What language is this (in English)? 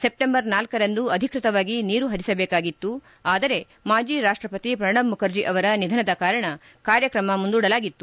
Kannada